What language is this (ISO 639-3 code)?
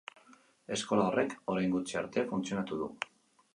eus